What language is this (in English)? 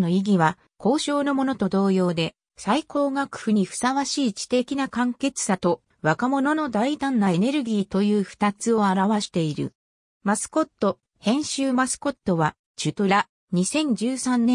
Japanese